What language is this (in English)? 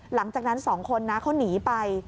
Thai